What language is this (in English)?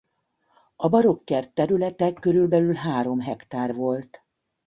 Hungarian